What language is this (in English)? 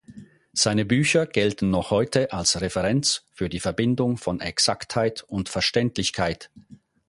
German